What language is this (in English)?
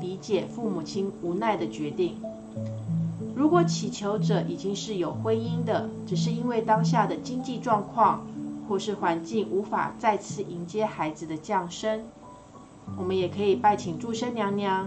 Chinese